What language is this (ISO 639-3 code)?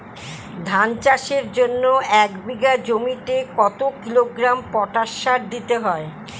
ben